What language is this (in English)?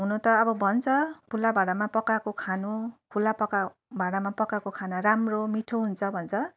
Nepali